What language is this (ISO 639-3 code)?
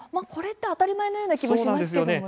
jpn